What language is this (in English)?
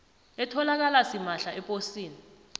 South Ndebele